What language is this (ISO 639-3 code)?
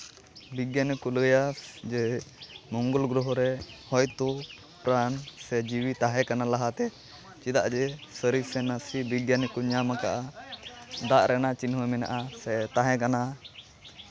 sat